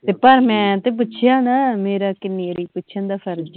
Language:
Punjabi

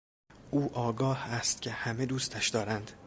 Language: Persian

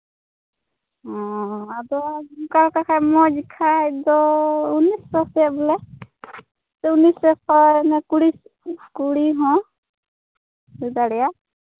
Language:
Santali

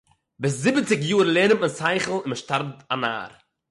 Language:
Yiddish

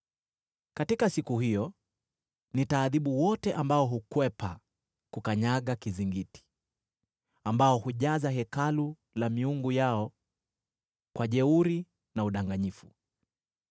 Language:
Swahili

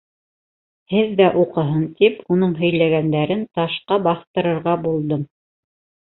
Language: Bashkir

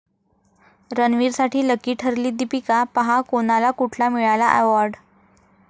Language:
Marathi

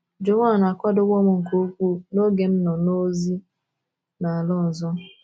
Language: Igbo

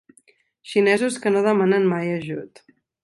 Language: Catalan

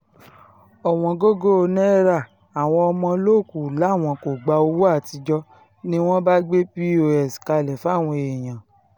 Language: Yoruba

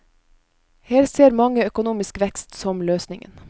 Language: Norwegian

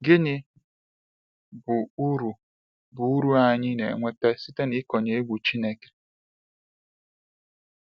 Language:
Igbo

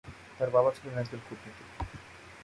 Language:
Bangla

